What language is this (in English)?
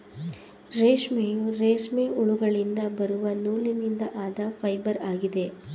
Kannada